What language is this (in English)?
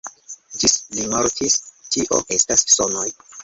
Esperanto